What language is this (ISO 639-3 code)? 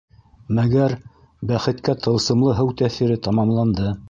bak